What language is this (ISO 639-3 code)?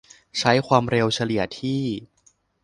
tha